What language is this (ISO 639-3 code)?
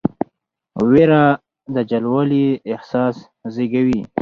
pus